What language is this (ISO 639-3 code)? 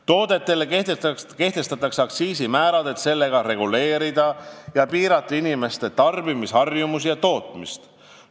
est